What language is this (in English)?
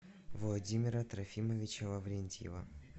Russian